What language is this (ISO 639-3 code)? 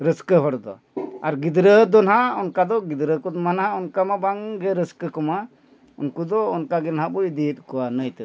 sat